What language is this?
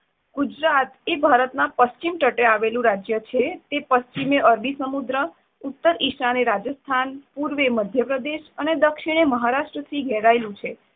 Gujarati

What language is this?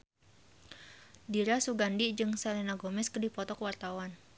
Sundanese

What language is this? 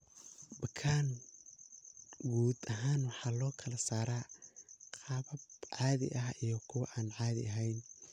Somali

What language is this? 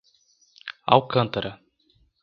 Portuguese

